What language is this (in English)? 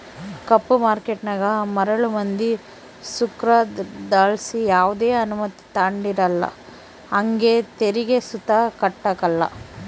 Kannada